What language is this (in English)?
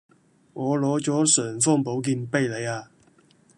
Cantonese